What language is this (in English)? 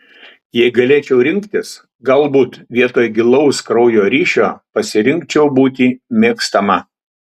Lithuanian